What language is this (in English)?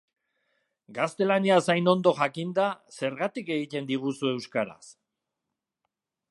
Basque